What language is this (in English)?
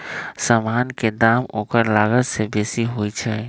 Magahi